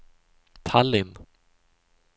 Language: Swedish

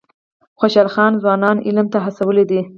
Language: Pashto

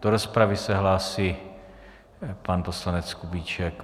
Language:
Czech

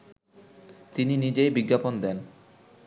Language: Bangla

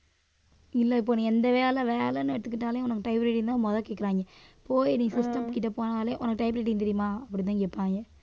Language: Tamil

